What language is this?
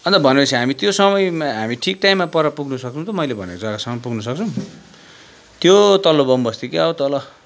Nepali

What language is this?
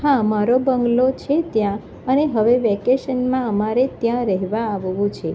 Gujarati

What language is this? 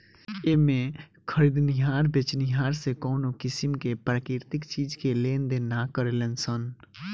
Bhojpuri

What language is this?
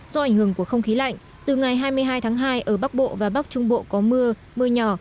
Vietnamese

